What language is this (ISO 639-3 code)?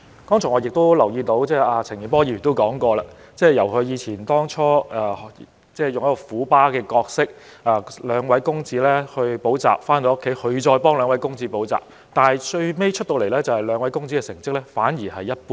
yue